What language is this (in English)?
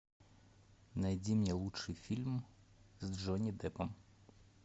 Russian